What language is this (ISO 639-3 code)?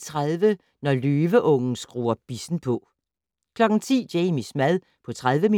dan